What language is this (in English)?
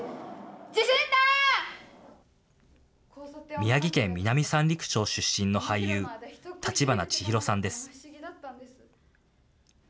Japanese